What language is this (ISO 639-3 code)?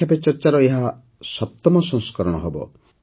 ori